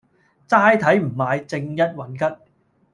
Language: Cantonese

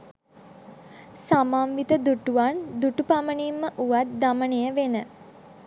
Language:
Sinhala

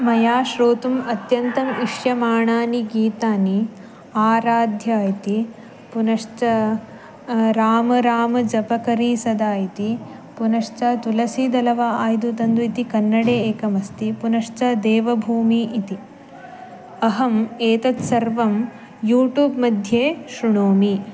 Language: Sanskrit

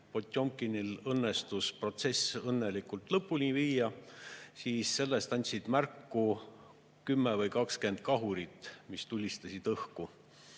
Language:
Estonian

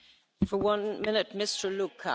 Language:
German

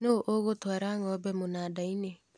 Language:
Kikuyu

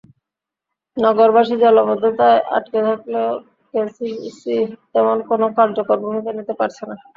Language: Bangla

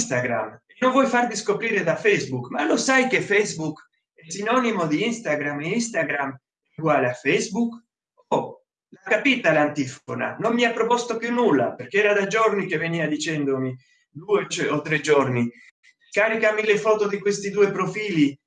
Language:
Italian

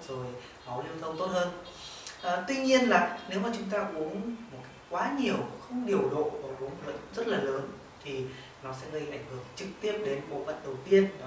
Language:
Vietnamese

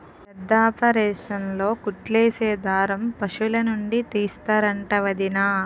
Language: Telugu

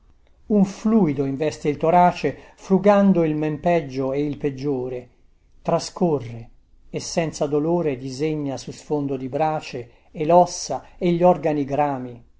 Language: Italian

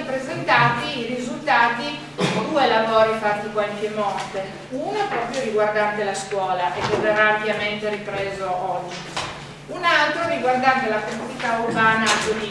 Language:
Italian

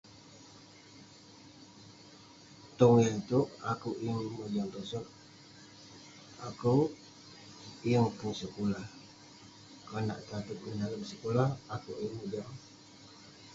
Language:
Western Penan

